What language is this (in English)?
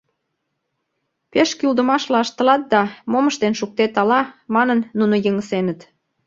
Mari